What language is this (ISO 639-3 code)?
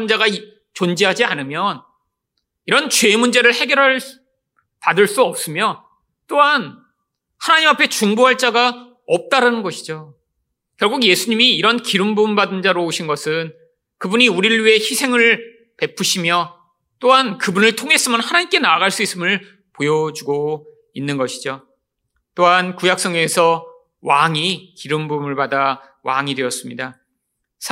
kor